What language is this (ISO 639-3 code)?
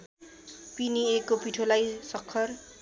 nep